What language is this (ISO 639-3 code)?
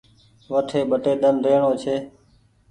gig